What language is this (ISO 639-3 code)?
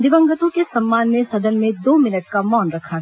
hin